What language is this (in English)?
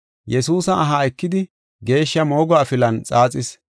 Gofa